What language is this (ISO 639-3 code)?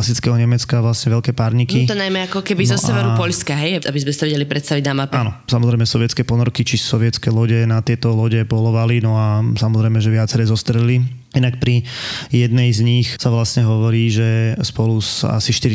slk